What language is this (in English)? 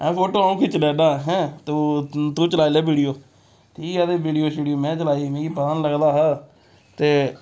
Dogri